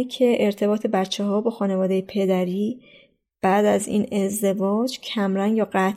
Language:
Persian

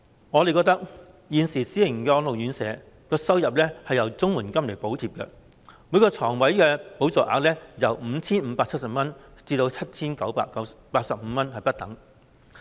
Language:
Cantonese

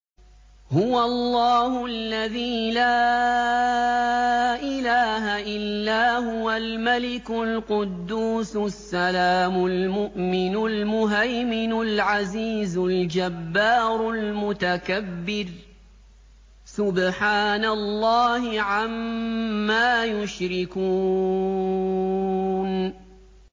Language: Arabic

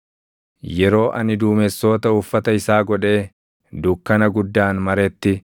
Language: Oromo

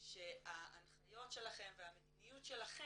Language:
Hebrew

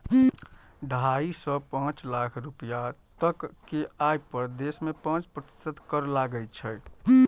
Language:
Maithili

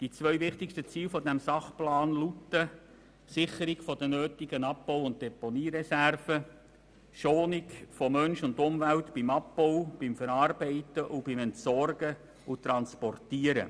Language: Swiss German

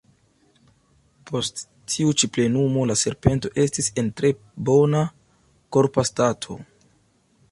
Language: Esperanto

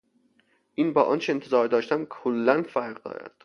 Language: Persian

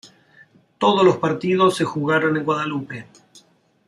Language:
Spanish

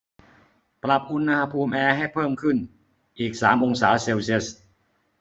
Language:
Thai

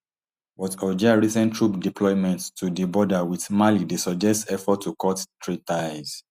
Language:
Nigerian Pidgin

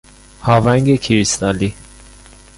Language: Persian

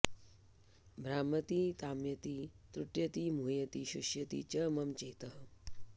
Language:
Sanskrit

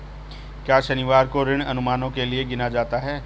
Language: Hindi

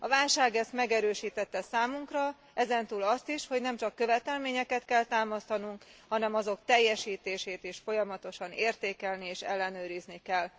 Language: Hungarian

